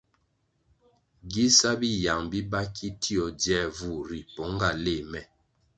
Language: Kwasio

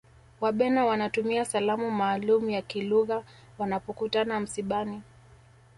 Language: Swahili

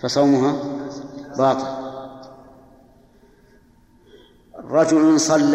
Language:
Arabic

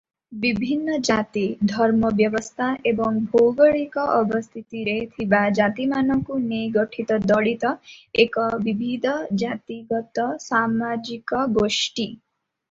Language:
Odia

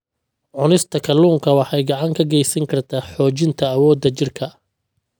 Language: Somali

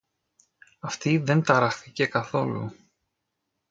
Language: Greek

